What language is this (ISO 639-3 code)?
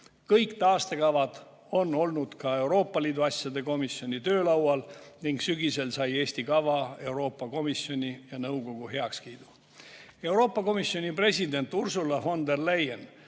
est